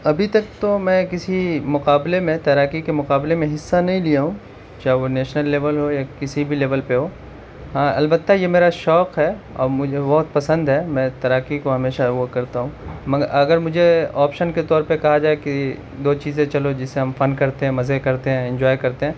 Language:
Urdu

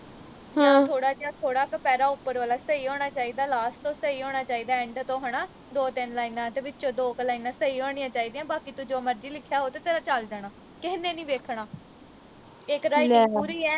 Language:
Punjabi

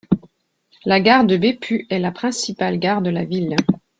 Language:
French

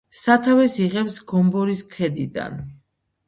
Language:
Georgian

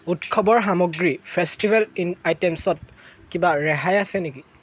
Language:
Assamese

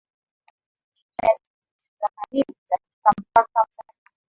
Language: Swahili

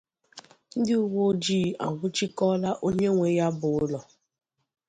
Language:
Igbo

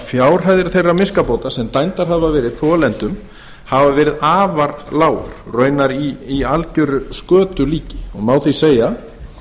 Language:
Icelandic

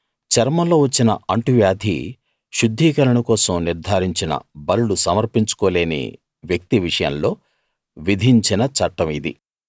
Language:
Telugu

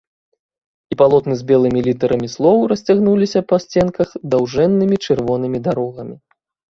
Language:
Belarusian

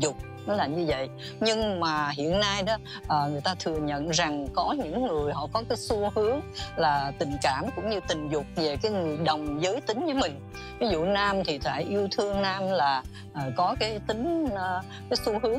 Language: Vietnamese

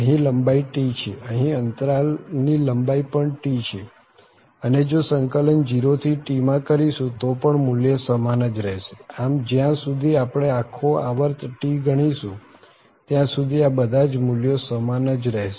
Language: Gujarati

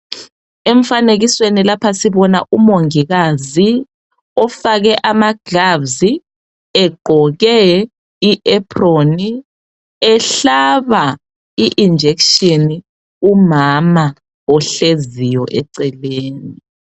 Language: North Ndebele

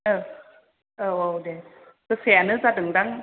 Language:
Bodo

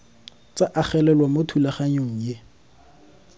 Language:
Tswana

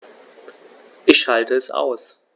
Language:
German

